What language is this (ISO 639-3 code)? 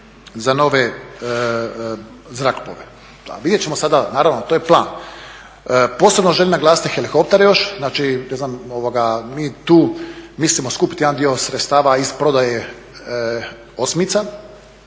hrv